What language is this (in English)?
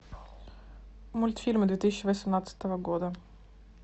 Russian